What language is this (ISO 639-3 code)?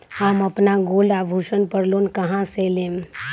mag